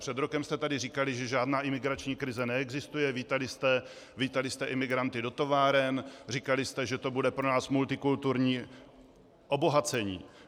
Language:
Czech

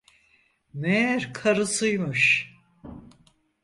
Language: Turkish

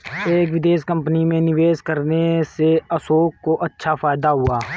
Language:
Hindi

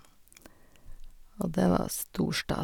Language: Norwegian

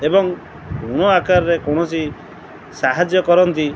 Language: Odia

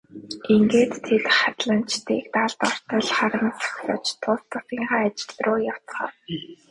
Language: Mongolian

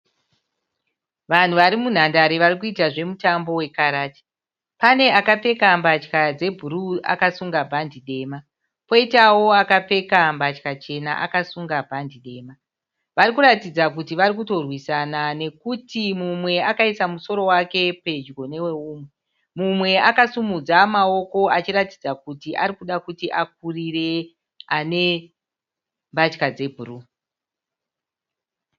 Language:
Shona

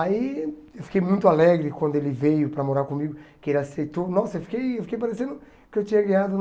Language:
Portuguese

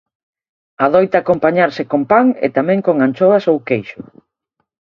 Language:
Galician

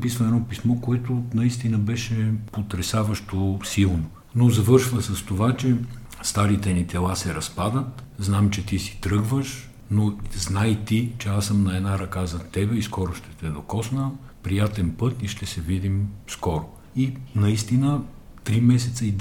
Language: Bulgarian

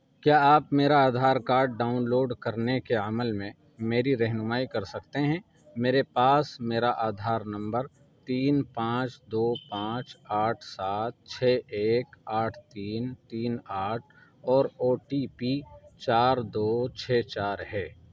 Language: Urdu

